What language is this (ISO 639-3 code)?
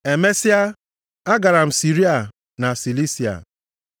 ibo